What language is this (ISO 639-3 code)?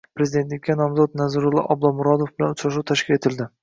uzb